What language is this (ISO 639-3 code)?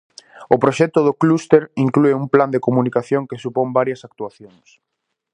glg